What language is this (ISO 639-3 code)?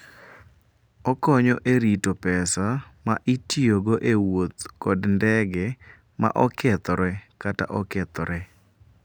luo